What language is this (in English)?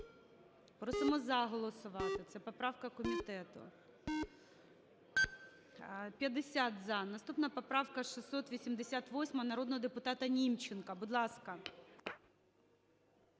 Ukrainian